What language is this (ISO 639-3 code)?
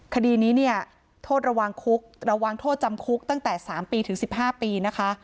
tha